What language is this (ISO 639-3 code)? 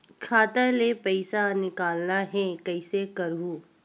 hne